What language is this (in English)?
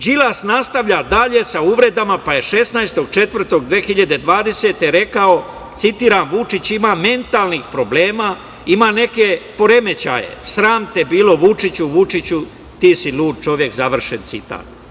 Serbian